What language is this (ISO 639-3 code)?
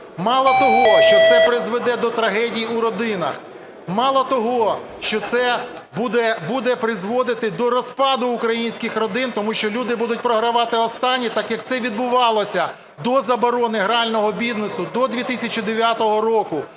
ukr